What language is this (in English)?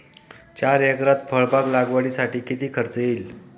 Marathi